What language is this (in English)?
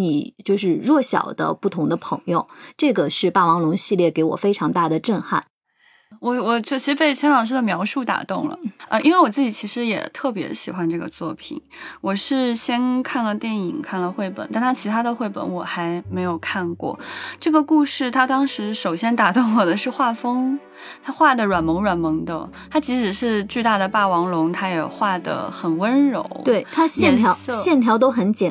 Chinese